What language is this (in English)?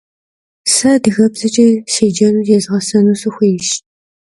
Kabardian